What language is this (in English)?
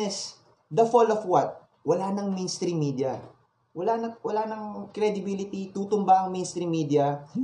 Filipino